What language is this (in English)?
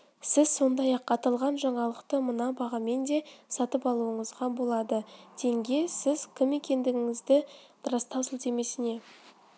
Kazakh